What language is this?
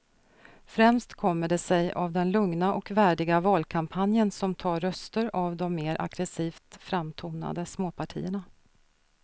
Swedish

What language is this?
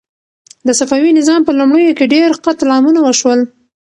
Pashto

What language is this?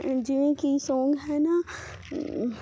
Punjabi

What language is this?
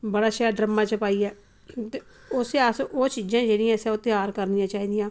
Dogri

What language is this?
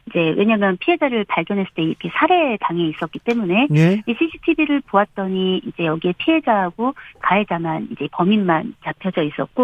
Korean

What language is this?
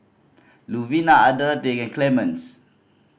English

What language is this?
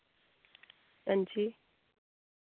Dogri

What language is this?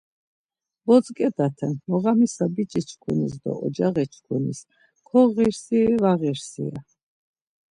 Laz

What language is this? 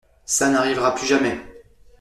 French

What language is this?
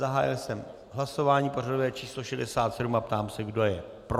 Czech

